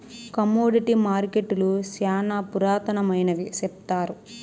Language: Telugu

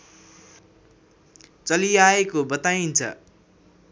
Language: Nepali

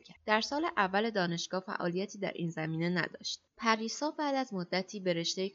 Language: Persian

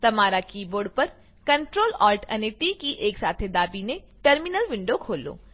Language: Gujarati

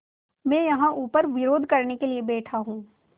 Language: Hindi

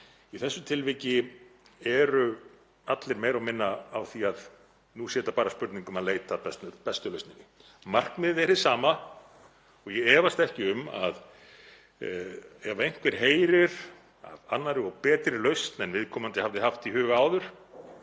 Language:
Icelandic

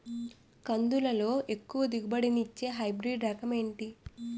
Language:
Telugu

